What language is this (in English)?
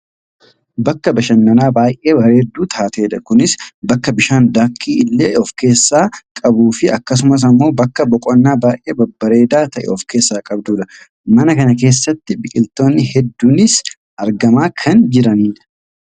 Oromo